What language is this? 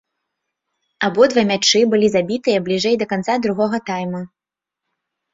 Belarusian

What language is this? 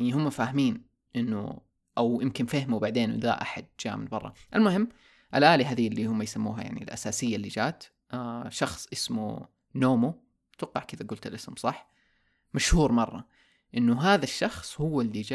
Arabic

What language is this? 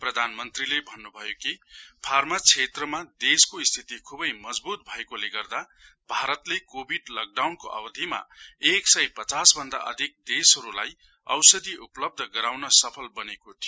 Nepali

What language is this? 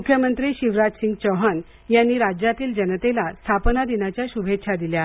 Marathi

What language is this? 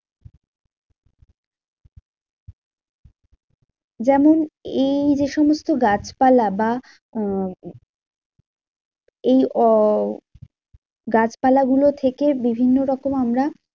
Bangla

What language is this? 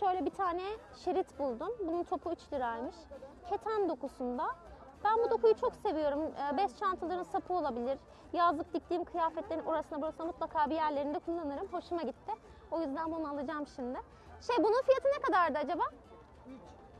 Turkish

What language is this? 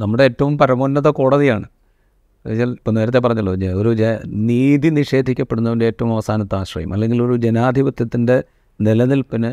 Malayalam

